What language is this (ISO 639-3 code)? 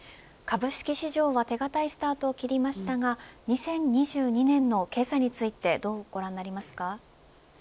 jpn